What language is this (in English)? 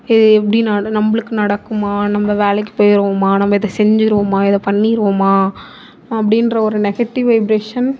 Tamil